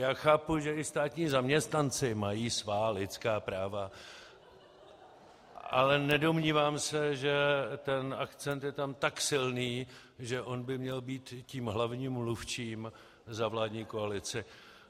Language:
Czech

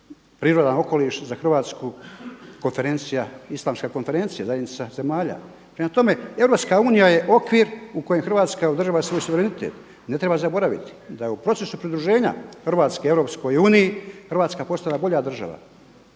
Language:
Croatian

